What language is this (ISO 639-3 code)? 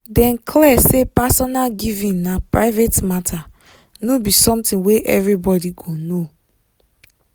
pcm